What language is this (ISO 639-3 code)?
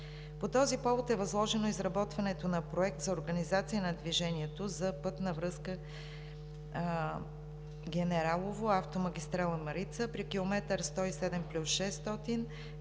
bul